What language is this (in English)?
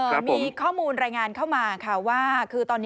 Thai